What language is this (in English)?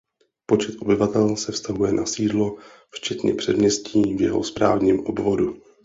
Czech